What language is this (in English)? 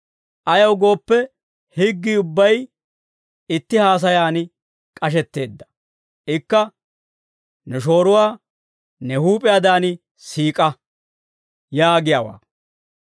Dawro